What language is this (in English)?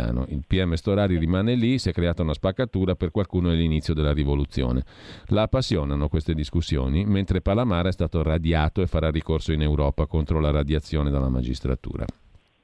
Italian